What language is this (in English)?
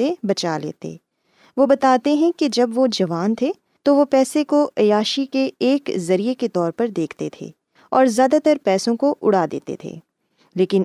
Urdu